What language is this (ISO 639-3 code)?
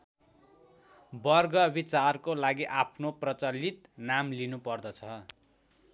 nep